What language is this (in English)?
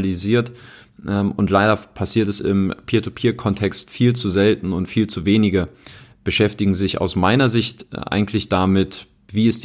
German